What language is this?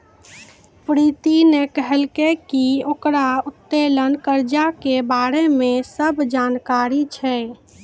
Maithili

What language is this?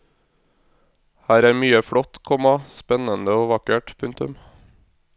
Norwegian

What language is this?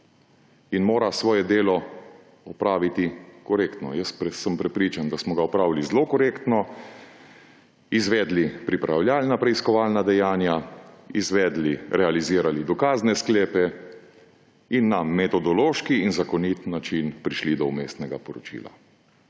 Slovenian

